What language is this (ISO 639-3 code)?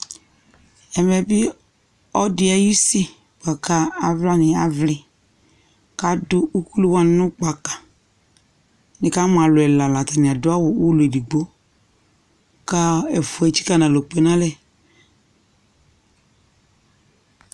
kpo